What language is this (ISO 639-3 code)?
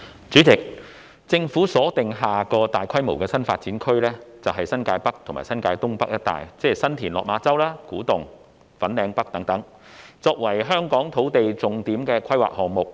yue